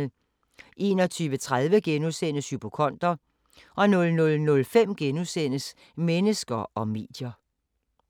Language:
Danish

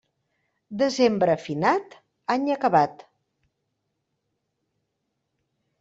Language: Catalan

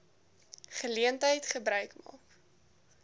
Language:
Afrikaans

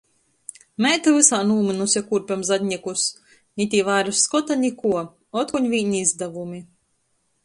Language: Latgalian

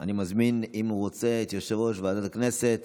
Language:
Hebrew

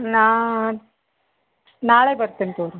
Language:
Kannada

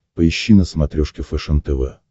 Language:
Russian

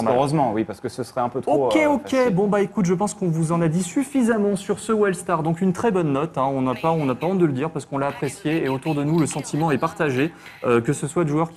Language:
French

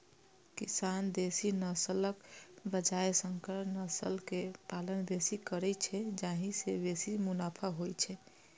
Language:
Maithili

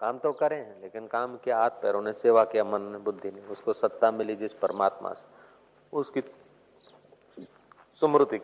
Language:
Hindi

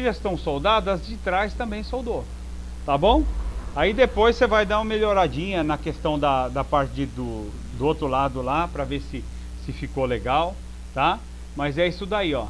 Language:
Portuguese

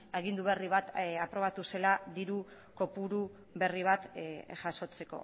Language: Basque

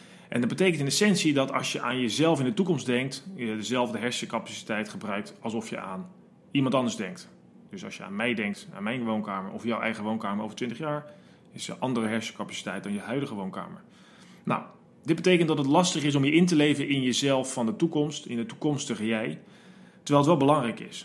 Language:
Dutch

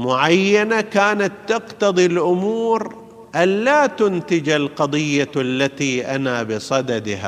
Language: Arabic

